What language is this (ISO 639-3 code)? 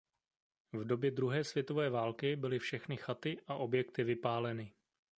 ces